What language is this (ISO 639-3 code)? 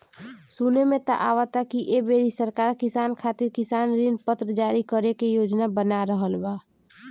bho